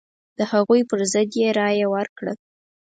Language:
Pashto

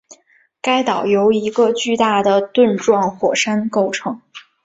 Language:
Chinese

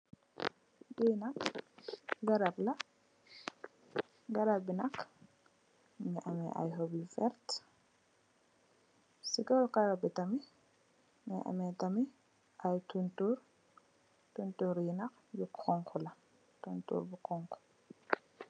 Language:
Wolof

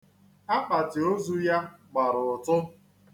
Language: Igbo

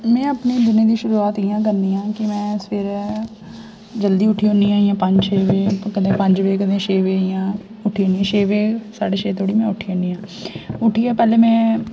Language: Dogri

